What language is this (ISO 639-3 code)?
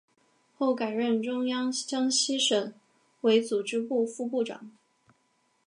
zho